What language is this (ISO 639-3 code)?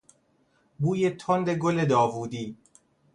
fas